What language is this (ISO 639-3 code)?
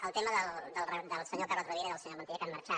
cat